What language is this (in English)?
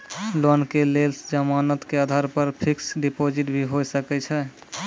Maithili